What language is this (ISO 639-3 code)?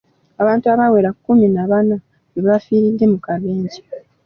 lug